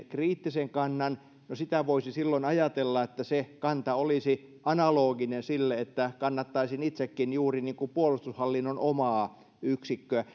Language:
Finnish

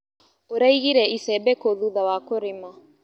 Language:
Kikuyu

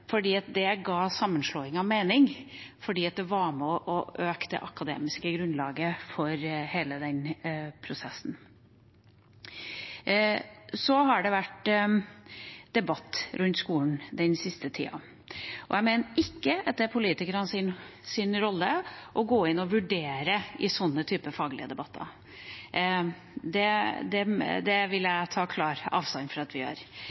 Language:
Norwegian Bokmål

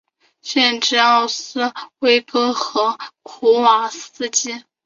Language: Chinese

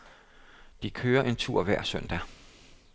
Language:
Danish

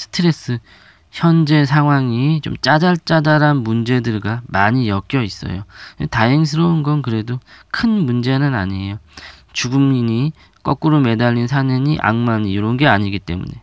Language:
Korean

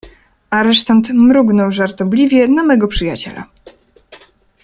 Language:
Polish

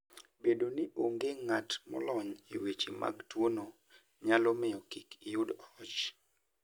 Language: Luo (Kenya and Tanzania)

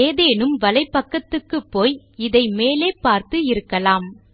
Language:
Tamil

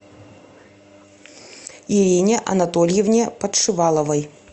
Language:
Russian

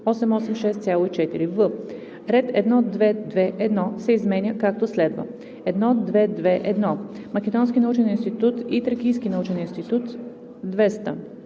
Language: Bulgarian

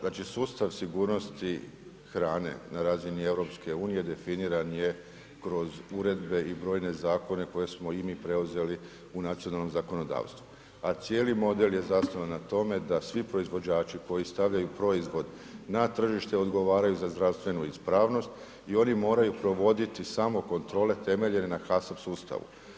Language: Croatian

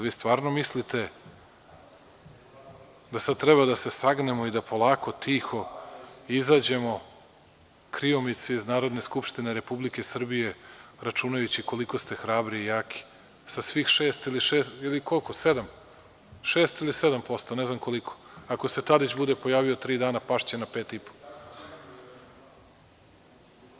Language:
Serbian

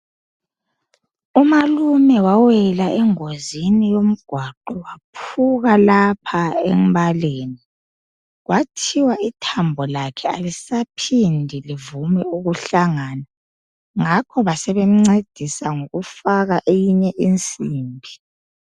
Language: North Ndebele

